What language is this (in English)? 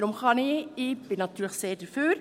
Swiss German